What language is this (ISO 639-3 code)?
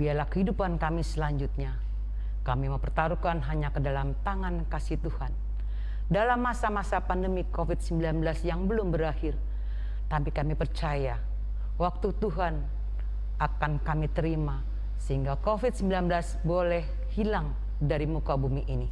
ind